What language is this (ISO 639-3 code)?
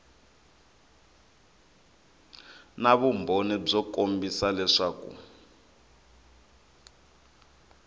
tso